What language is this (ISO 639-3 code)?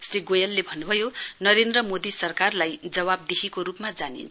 nep